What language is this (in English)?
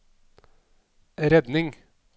Norwegian